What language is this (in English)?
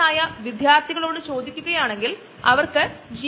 Malayalam